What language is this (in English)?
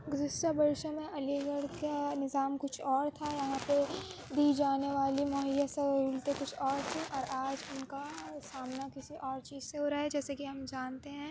Urdu